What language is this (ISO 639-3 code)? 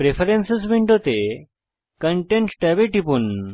ben